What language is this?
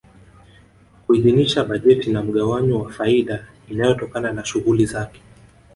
Swahili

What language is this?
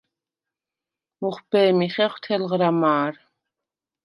Svan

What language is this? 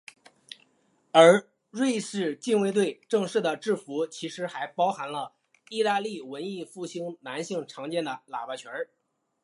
Chinese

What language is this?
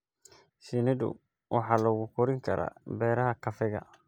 Somali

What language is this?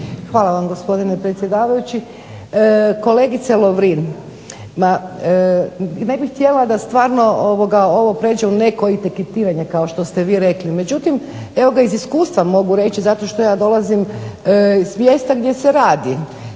Croatian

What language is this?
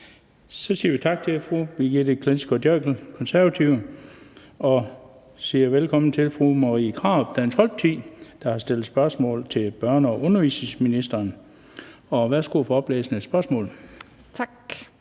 Danish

